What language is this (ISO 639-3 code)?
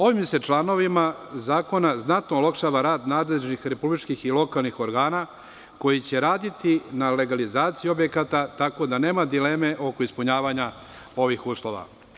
srp